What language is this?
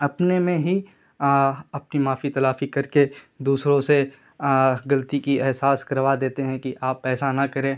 Urdu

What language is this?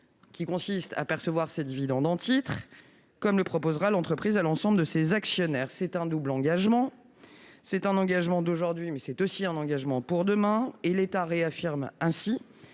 French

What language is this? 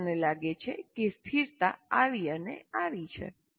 Gujarati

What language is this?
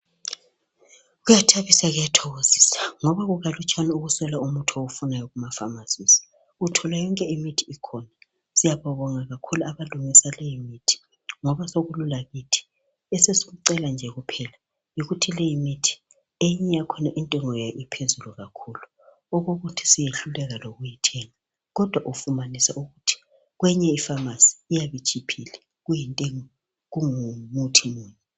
North Ndebele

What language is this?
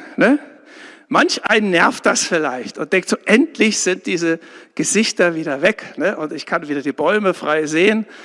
German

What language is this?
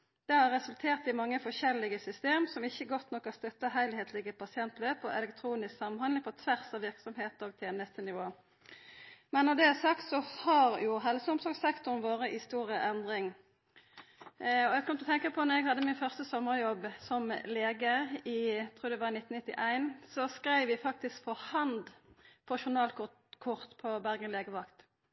Norwegian Nynorsk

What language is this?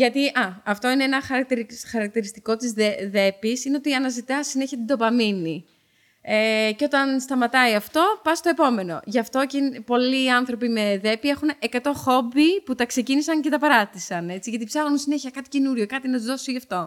Greek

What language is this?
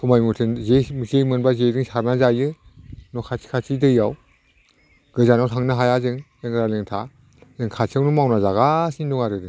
Bodo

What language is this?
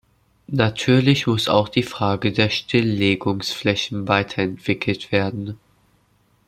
German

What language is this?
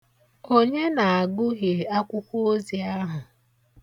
Igbo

